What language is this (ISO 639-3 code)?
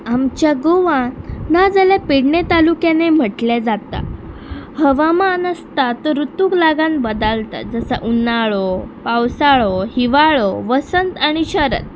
kok